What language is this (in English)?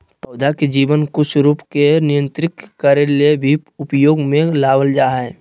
Magahi